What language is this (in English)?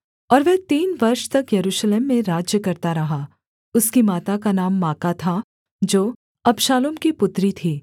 Hindi